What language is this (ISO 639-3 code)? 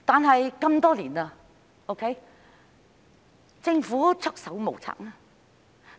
yue